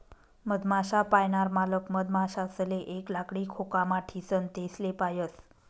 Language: Marathi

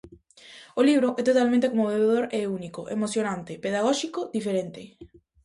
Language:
Galician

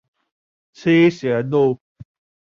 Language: Chinese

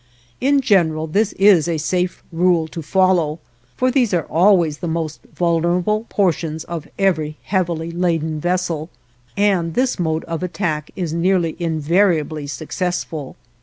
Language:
English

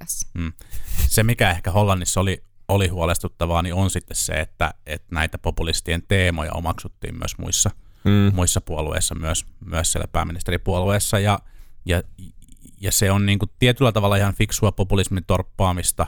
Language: Finnish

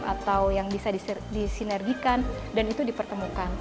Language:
Indonesian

